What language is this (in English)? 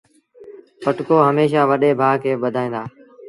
Sindhi Bhil